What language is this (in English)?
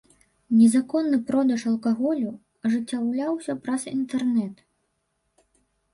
Belarusian